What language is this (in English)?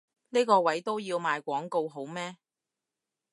Cantonese